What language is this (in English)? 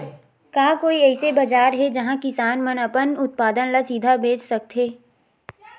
Chhattisgarhi